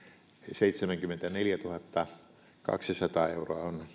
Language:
Finnish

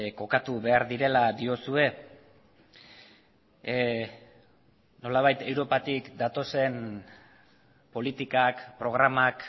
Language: Basque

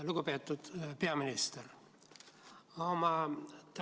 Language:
Estonian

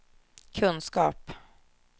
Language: Swedish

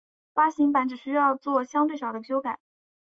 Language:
Chinese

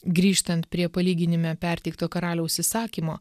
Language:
Lithuanian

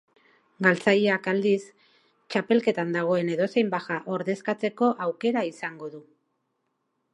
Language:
Basque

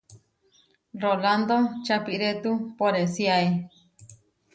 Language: Huarijio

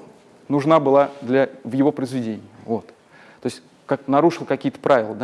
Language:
Russian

